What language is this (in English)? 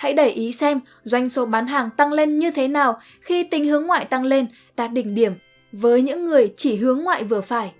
Vietnamese